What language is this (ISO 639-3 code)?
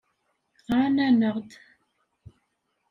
kab